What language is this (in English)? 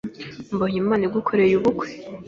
Kinyarwanda